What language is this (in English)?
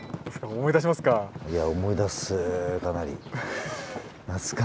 Japanese